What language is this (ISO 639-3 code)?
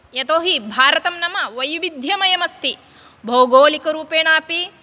san